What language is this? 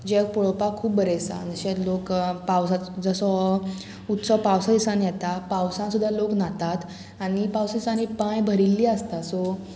Konkani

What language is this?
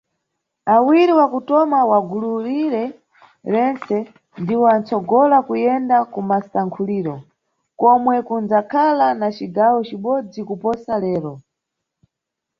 Nyungwe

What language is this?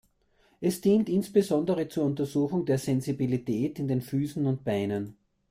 German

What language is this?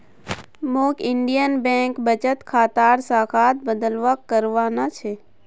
Magahi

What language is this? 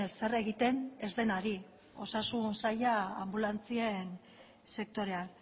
Basque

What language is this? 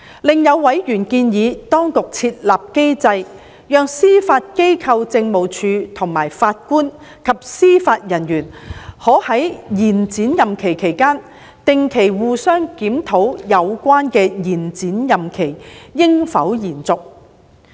Cantonese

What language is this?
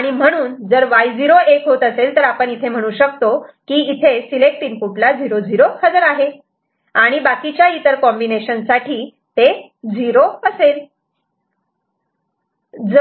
Marathi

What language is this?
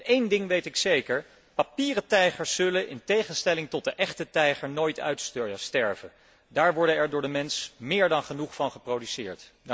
Dutch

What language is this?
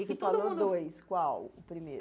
Portuguese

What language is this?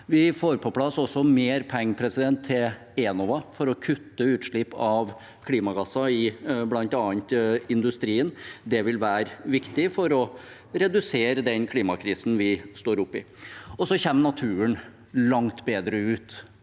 Norwegian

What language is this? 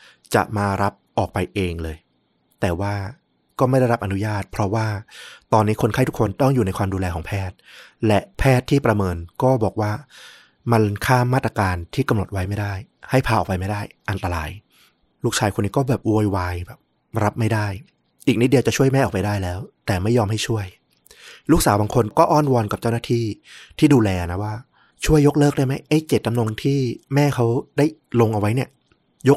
Thai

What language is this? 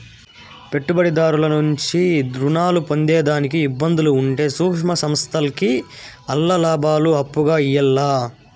Telugu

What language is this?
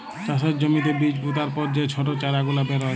Bangla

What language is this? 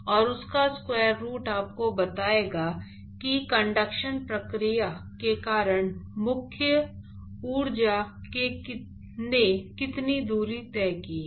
Hindi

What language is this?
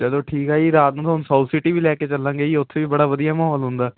Punjabi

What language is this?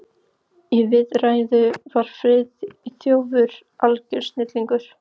Icelandic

